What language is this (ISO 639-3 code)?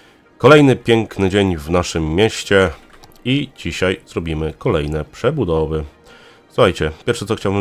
pol